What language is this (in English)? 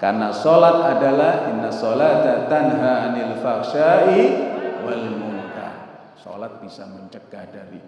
Indonesian